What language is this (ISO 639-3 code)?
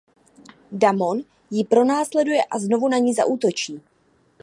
ces